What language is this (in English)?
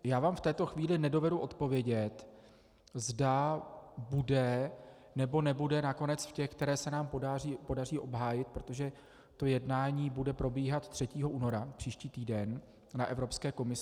Czech